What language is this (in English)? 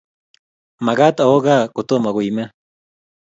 Kalenjin